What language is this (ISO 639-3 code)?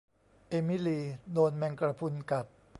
tha